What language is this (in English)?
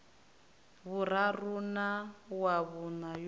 Venda